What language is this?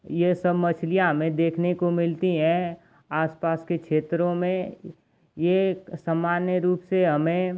Hindi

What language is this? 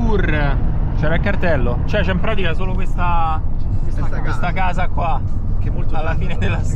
Italian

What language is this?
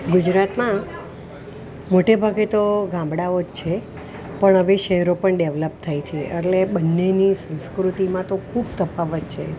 Gujarati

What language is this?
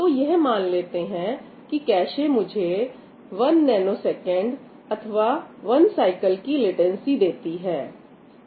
Hindi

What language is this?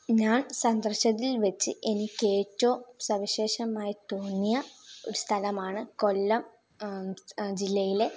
Malayalam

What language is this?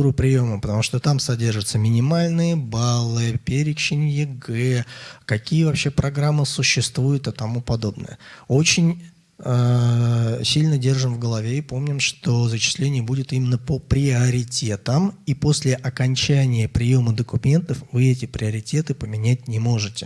Russian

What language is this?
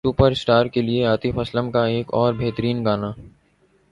Urdu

